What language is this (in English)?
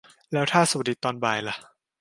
Thai